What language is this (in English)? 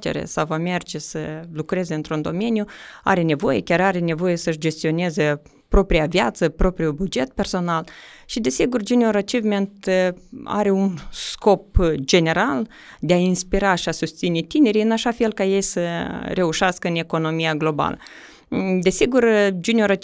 Romanian